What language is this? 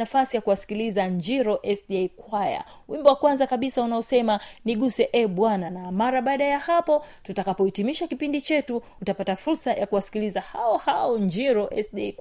Swahili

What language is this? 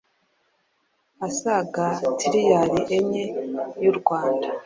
Kinyarwanda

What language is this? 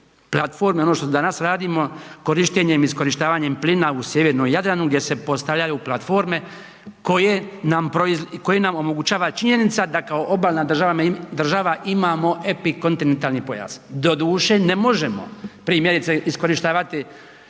Croatian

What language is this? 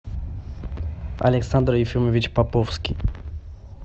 Russian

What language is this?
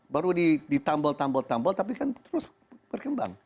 Indonesian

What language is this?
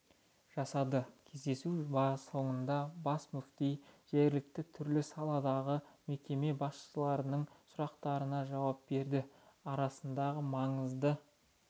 Kazakh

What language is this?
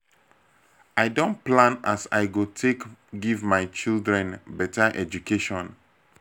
Nigerian Pidgin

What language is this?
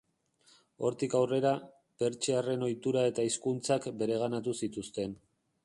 Basque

